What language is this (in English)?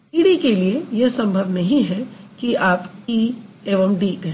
Hindi